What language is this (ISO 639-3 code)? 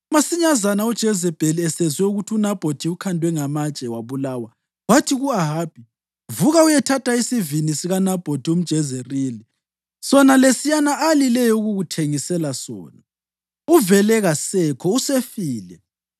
nde